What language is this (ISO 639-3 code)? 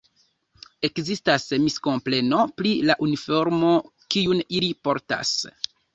epo